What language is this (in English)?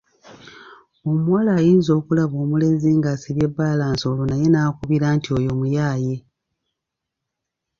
Ganda